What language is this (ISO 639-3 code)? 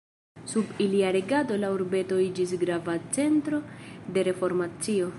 epo